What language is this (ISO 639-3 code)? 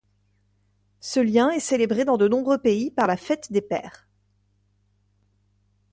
fra